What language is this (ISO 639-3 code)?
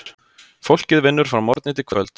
isl